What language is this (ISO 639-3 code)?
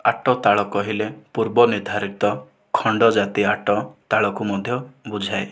ori